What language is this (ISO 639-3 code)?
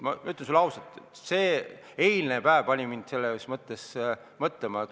est